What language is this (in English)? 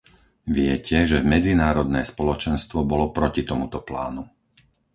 Slovak